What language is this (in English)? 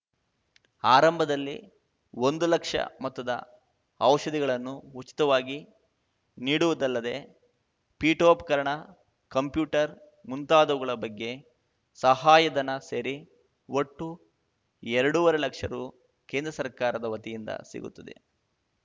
Kannada